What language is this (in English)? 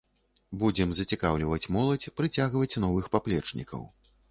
Belarusian